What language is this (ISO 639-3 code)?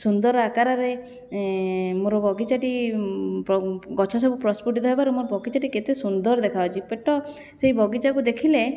ori